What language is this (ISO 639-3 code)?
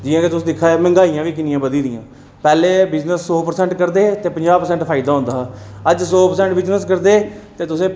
doi